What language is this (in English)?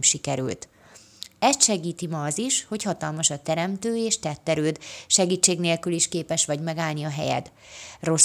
Hungarian